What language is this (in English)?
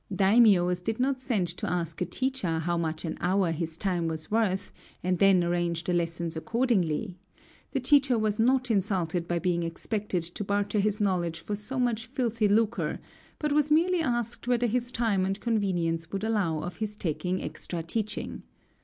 English